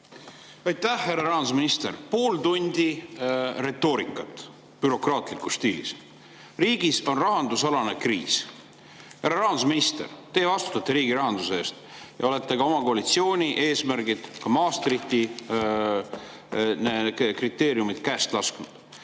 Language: Estonian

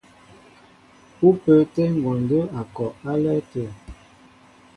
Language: Mbo (Cameroon)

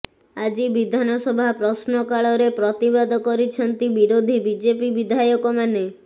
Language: Odia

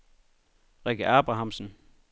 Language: Danish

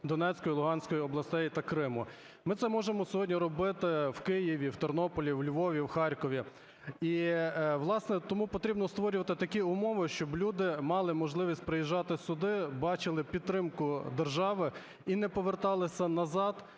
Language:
Ukrainian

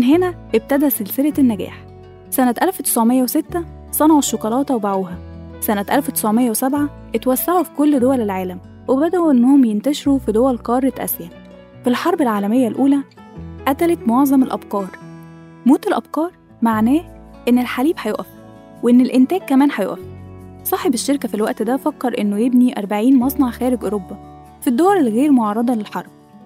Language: Arabic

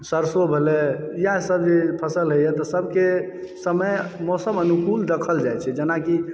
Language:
Maithili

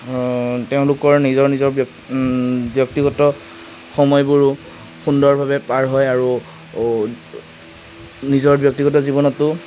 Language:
Assamese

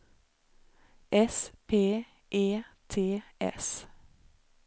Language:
Swedish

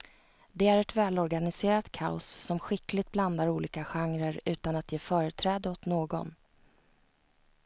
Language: Swedish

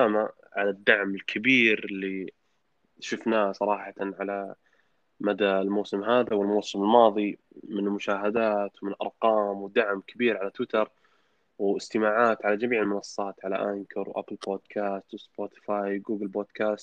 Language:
Arabic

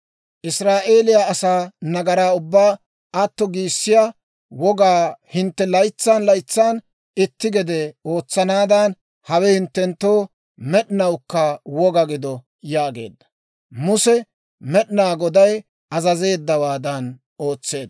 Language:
Dawro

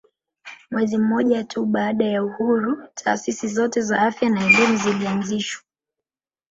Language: Swahili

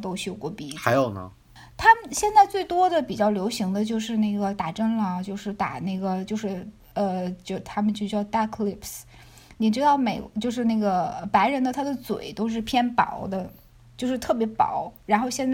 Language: Chinese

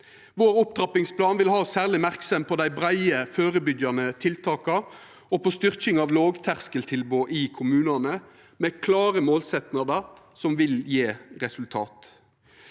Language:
Norwegian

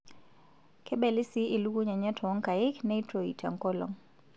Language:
Masai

